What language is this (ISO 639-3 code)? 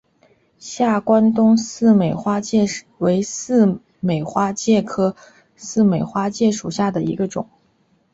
zho